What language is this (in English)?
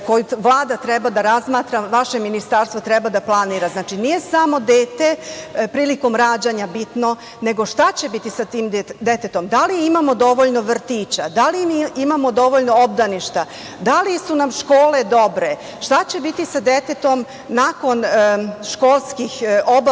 Serbian